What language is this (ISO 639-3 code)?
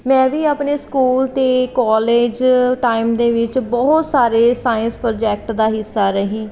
pan